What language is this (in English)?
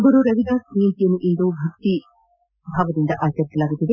Kannada